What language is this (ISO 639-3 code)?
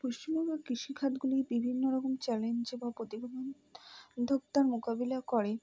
ben